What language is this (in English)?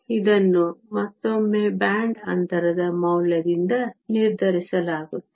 Kannada